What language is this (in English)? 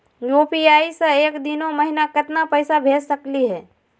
Magahi